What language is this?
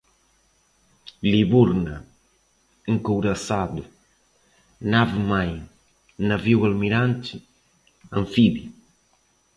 Portuguese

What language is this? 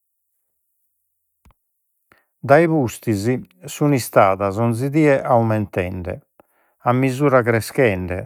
Sardinian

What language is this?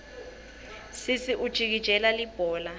Swati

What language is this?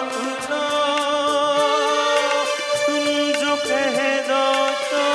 Romanian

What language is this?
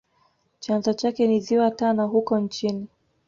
Swahili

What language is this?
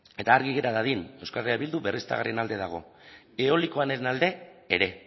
Basque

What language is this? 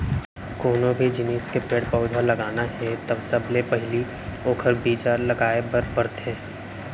Chhattisgarhi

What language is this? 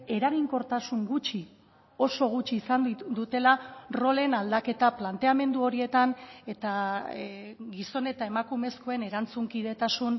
Basque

